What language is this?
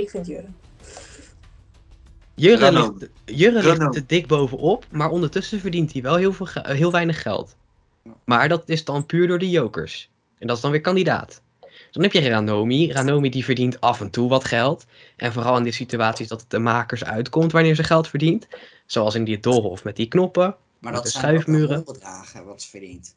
Dutch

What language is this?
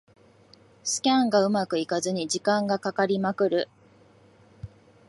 Japanese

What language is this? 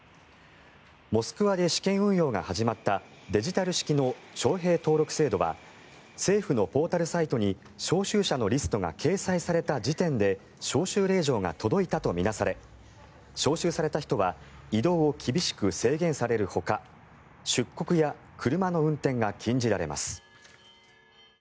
Japanese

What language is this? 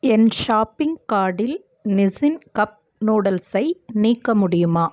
Tamil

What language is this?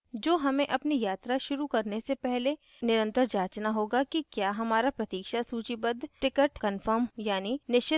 Hindi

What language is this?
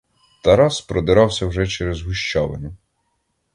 Ukrainian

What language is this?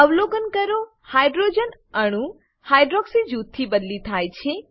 Gujarati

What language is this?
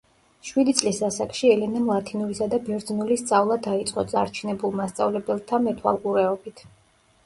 Georgian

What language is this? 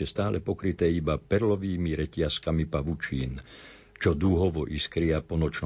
Slovak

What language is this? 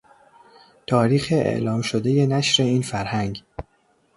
Persian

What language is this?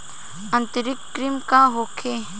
Bhojpuri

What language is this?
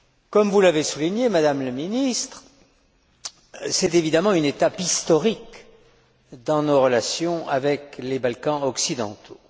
French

